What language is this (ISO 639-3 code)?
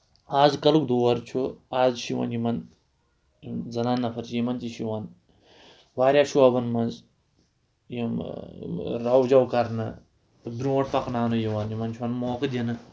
kas